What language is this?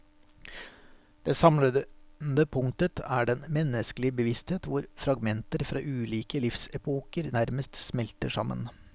Norwegian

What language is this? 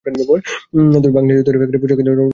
Bangla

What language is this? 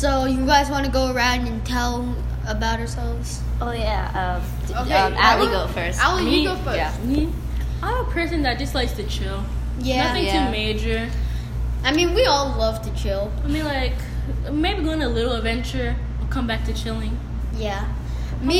English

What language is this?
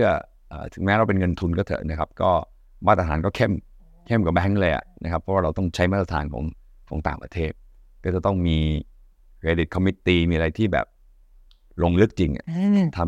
Thai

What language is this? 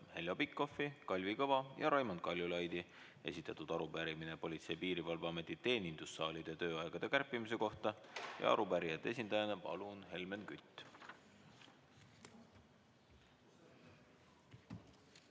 Estonian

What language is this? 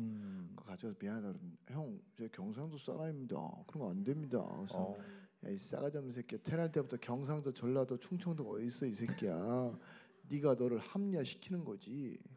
Korean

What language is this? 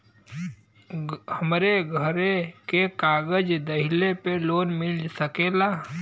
Bhojpuri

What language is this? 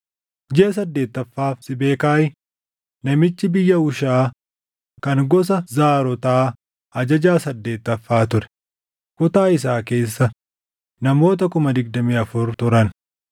Oromo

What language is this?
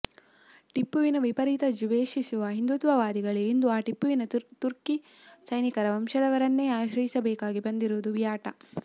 Kannada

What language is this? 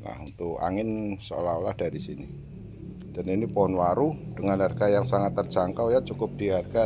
Indonesian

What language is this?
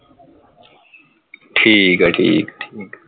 Punjabi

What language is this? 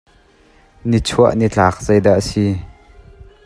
Hakha Chin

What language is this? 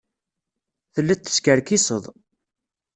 Kabyle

